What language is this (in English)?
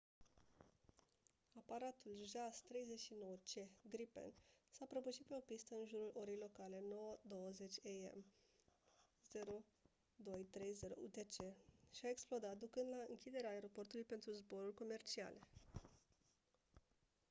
Romanian